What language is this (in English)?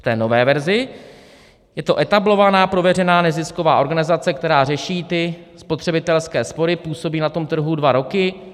Czech